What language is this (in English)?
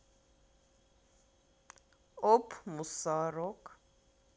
Russian